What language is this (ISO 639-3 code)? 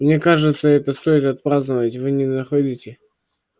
rus